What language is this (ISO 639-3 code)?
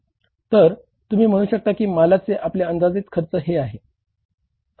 mar